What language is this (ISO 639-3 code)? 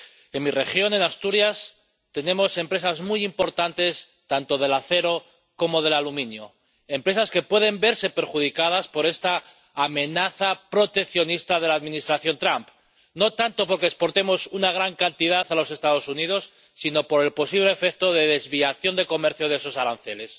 spa